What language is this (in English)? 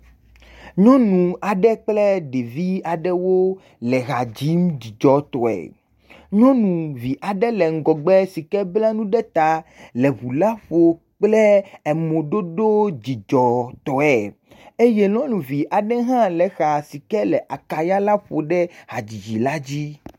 Ewe